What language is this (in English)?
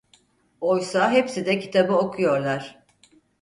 Turkish